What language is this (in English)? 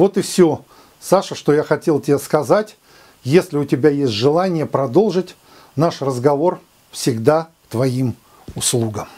Russian